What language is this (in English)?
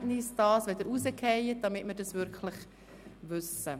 Swiss German